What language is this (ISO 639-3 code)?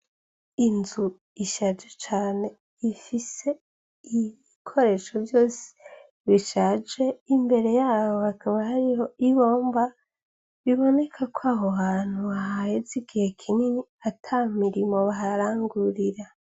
run